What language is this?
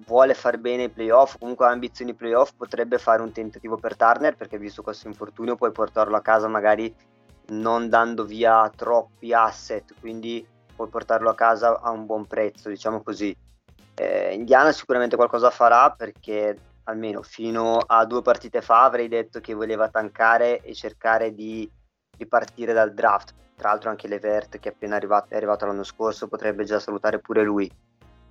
Italian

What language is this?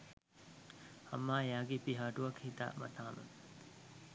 Sinhala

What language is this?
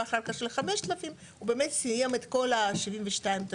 Hebrew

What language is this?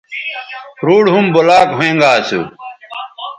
Bateri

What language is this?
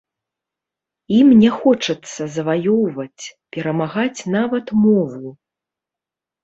Belarusian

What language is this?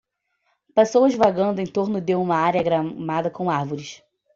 Portuguese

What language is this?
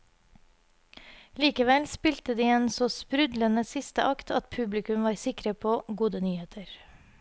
Norwegian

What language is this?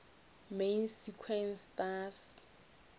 Northern Sotho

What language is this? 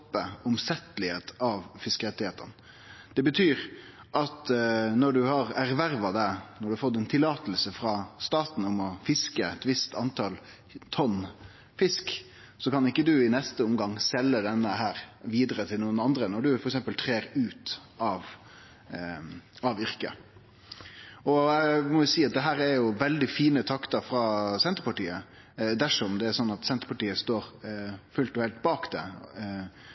Norwegian Nynorsk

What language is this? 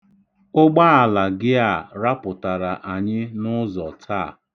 Igbo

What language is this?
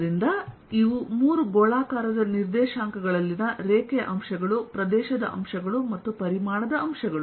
Kannada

